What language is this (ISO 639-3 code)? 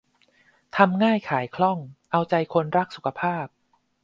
tha